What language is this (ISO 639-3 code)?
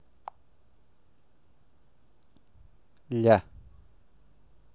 rus